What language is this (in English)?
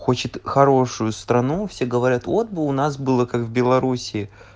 Russian